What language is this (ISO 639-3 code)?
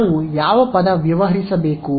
kan